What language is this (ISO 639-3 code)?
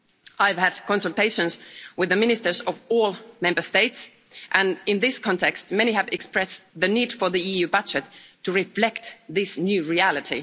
eng